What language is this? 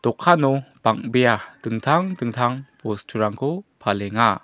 Garo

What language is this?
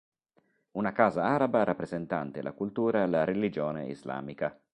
Italian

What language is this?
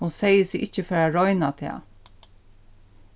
Faroese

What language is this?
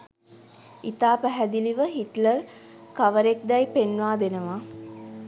Sinhala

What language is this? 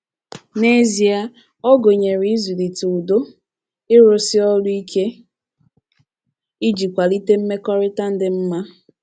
Igbo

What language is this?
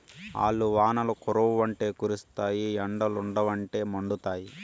Telugu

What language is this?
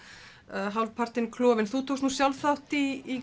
Icelandic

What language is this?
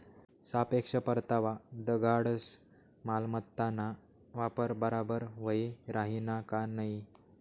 Marathi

